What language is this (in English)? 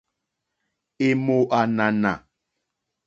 Mokpwe